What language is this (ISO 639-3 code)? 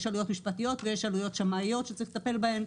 heb